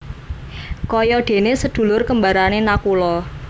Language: Javanese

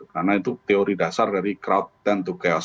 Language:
Indonesian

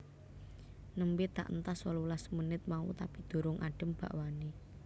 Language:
Javanese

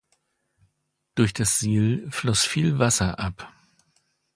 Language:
German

